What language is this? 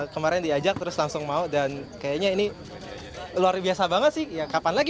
Indonesian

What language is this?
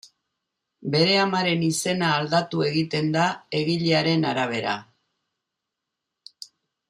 Basque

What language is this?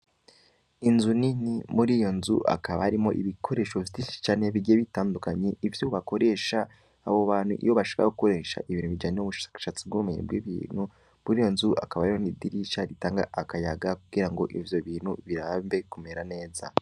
Rundi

